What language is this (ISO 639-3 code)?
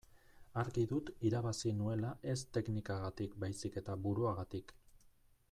eus